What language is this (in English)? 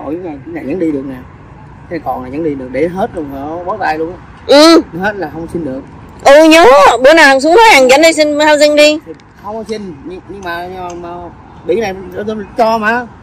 Vietnamese